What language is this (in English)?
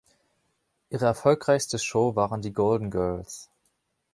German